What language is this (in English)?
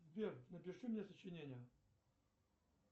Russian